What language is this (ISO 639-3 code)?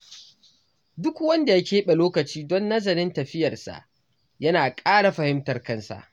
hau